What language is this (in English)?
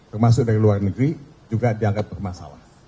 Indonesian